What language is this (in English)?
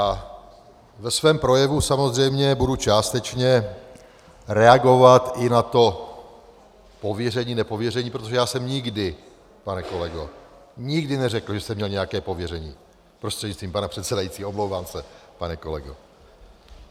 Czech